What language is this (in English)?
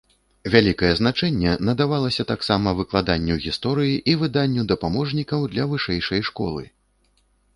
Belarusian